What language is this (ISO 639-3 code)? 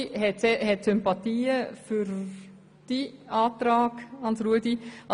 gsw